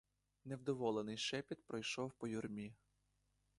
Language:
Ukrainian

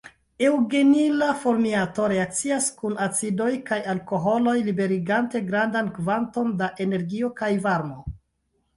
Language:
Esperanto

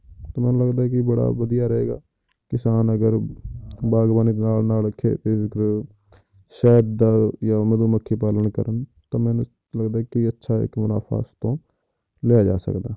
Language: Punjabi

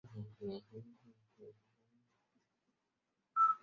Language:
Chinese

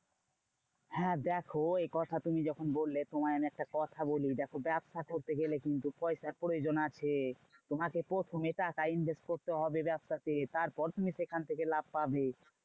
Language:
Bangla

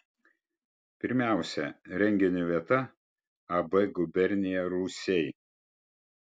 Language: Lithuanian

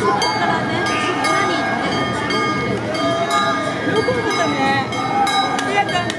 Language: Japanese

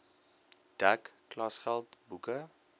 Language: Afrikaans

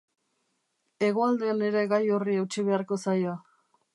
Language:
Basque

